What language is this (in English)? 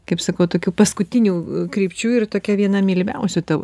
Lithuanian